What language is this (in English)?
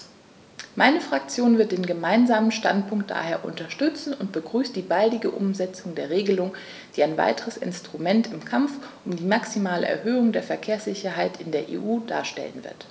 German